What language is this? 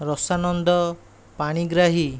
Odia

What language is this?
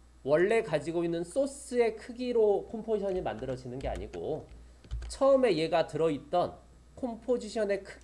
Korean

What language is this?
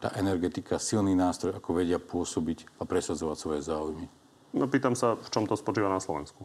Slovak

